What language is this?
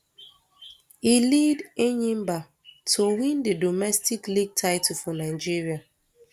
Nigerian Pidgin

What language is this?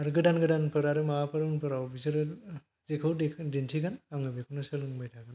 Bodo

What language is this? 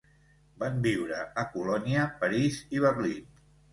Catalan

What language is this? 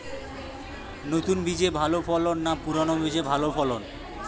Bangla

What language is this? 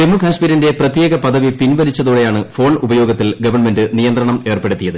Malayalam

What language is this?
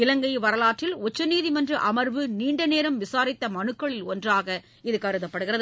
Tamil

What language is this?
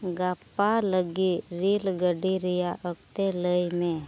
Santali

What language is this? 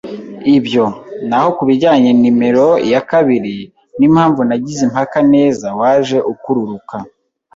Kinyarwanda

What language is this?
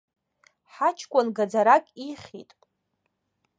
Abkhazian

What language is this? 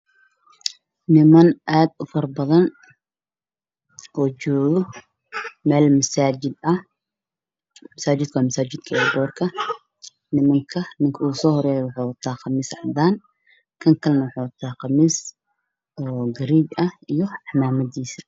Somali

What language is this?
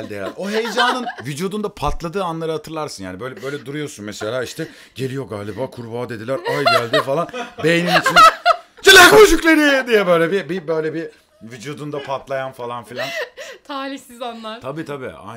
Turkish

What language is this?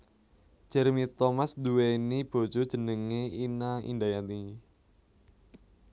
Javanese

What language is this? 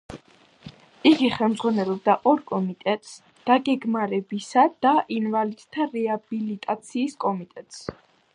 Georgian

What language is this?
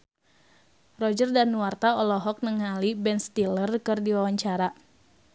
Sundanese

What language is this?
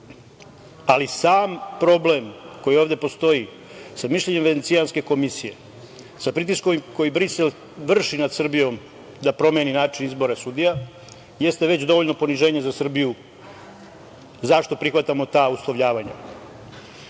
Serbian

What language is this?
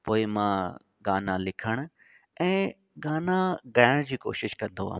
Sindhi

